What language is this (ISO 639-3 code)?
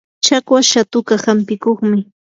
qur